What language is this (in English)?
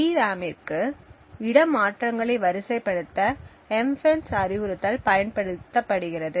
Tamil